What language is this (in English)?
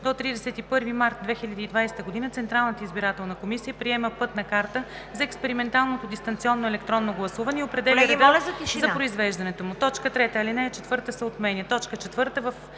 Bulgarian